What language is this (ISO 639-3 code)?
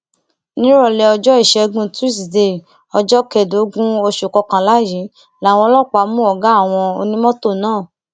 yor